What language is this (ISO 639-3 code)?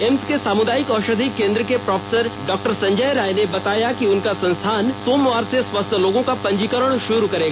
hin